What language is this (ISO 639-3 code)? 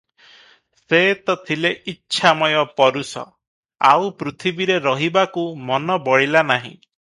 ori